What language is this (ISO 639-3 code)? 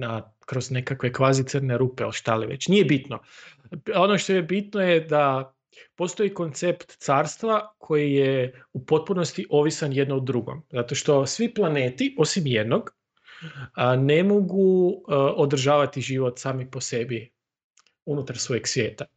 hrv